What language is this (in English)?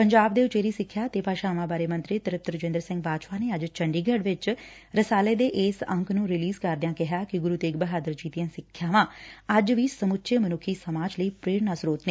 Punjabi